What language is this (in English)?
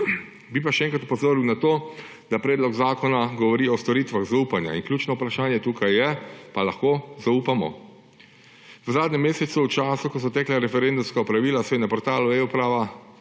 Slovenian